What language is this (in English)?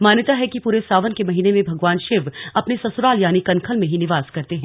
Hindi